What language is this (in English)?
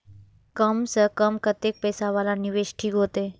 Maithili